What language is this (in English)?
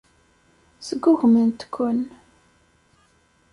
Kabyle